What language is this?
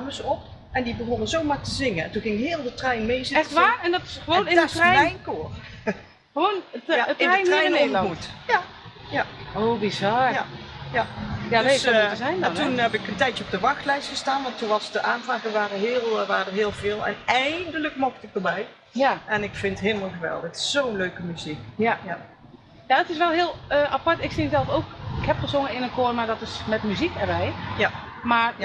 Dutch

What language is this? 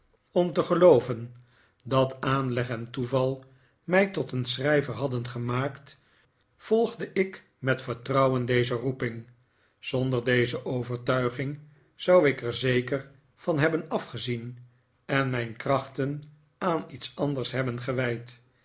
Dutch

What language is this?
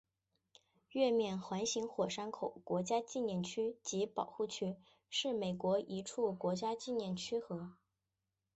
Chinese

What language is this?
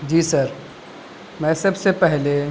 Urdu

